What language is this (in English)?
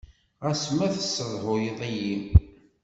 Kabyle